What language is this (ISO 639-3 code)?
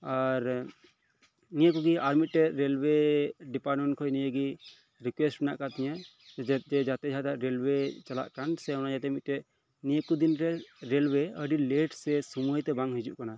sat